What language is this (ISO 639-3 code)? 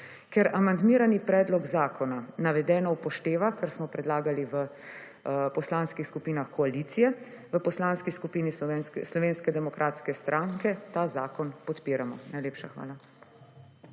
slv